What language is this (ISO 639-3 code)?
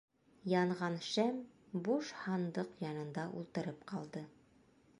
bak